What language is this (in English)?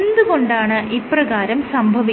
Malayalam